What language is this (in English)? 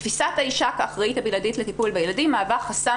Hebrew